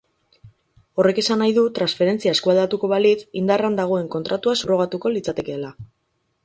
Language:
Basque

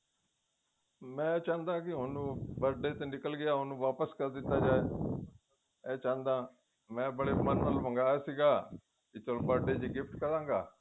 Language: Punjabi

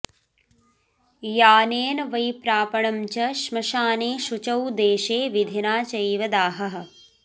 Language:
Sanskrit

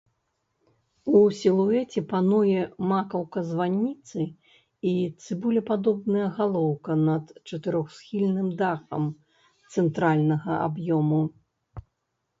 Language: Belarusian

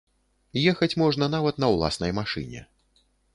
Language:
Belarusian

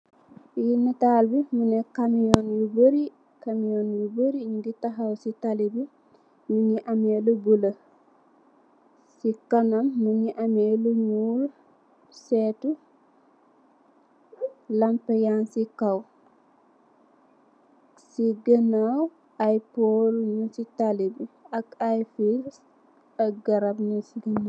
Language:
Wolof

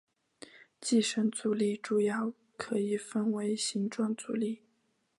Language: Chinese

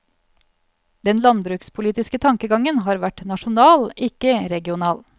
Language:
Norwegian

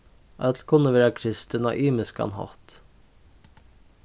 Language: Faroese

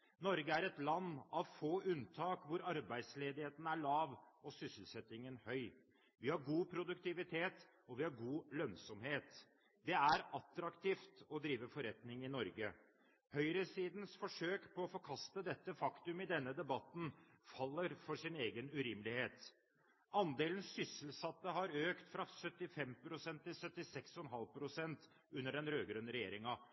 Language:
Norwegian Bokmål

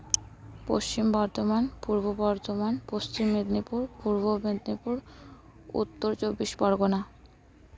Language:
Santali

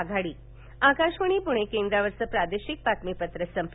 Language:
Marathi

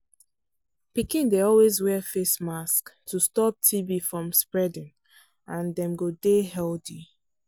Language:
Nigerian Pidgin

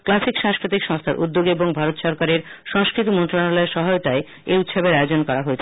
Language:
Bangla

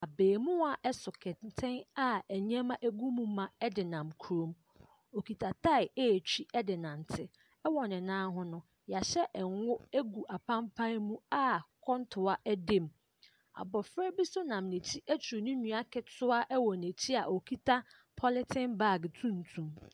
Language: Akan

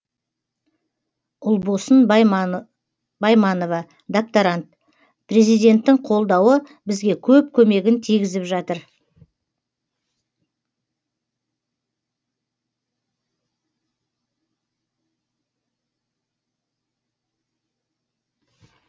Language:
Kazakh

